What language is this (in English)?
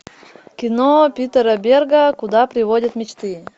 Russian